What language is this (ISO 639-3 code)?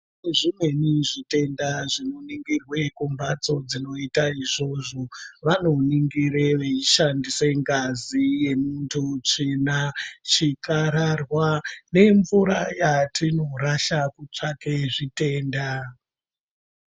ndc